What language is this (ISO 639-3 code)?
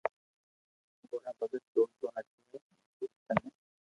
lrk